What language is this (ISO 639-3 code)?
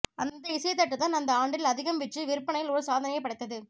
tam